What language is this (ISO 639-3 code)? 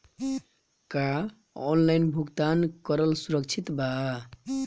bho